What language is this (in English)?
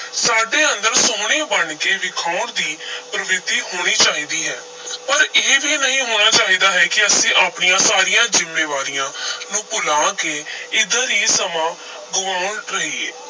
Punjabi